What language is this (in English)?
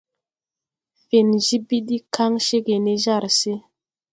Tupuri